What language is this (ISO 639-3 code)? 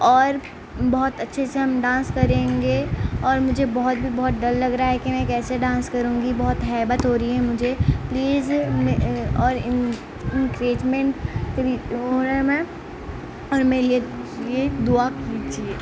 urd